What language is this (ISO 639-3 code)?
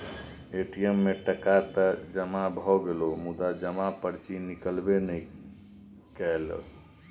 mai